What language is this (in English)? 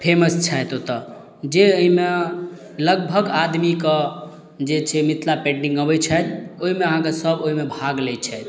Maithili